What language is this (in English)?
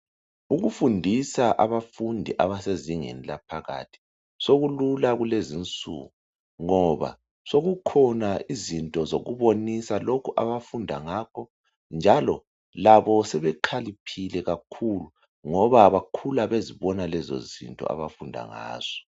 North Ndebele